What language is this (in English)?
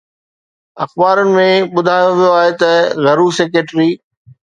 Sindhi